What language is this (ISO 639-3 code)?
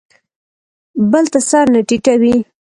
pus